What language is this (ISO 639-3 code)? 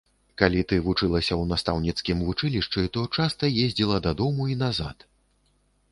bel